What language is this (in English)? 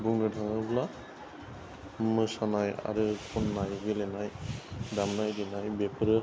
Bodo